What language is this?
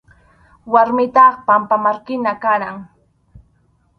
Arequipa-La Unión Quechua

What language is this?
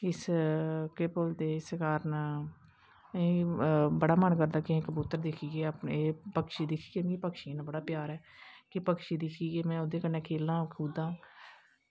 Dogri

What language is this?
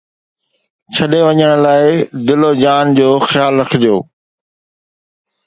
Sindhi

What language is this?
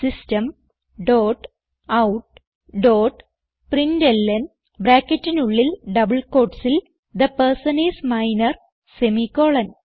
Malayalam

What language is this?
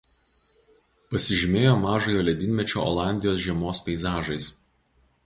Lithuanian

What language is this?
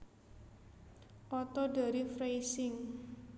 Javanese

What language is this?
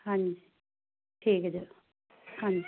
Punjabi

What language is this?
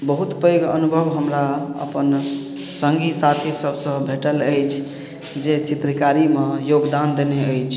Maithili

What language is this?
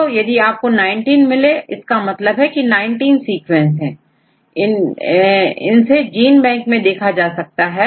Hindi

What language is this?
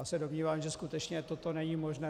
Czech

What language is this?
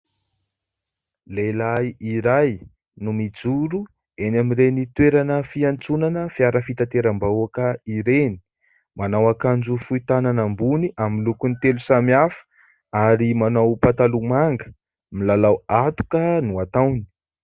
Malagasy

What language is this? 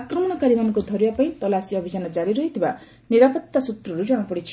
Odia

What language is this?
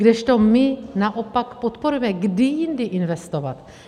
Czech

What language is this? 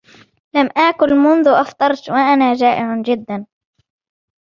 Arabic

